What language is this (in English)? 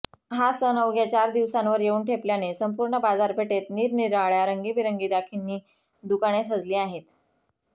Marathi